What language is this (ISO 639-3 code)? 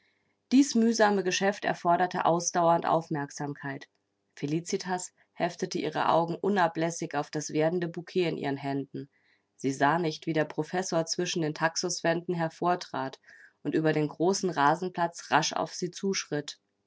deu